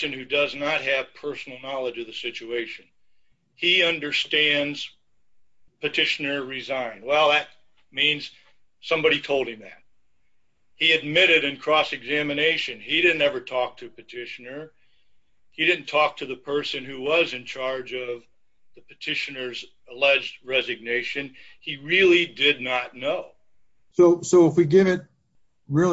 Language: English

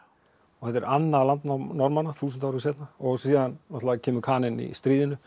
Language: Icelandic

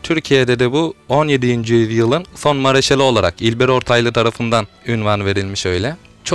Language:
Turkish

